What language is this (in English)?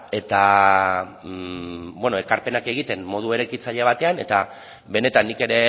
Basque